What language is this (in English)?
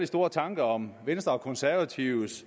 Danish